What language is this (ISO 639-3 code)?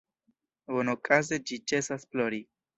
epo